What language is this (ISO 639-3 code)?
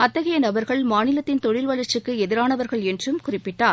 tam